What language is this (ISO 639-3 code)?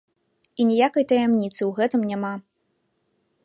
bel